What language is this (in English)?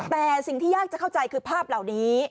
Thai